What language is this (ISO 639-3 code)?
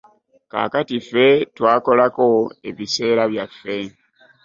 lug